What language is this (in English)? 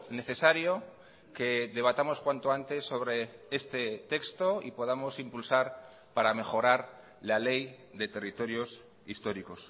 Spanish